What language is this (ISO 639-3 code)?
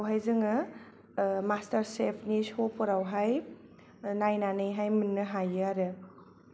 brx